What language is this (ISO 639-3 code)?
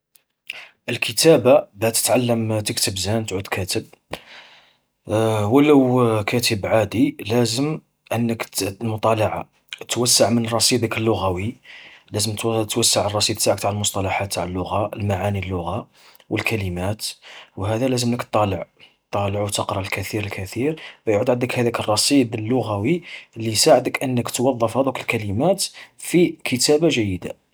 arq